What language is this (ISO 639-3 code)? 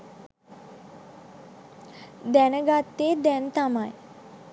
sin